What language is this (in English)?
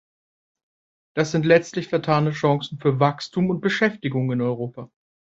German